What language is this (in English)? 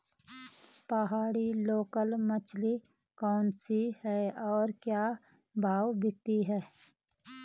Hindi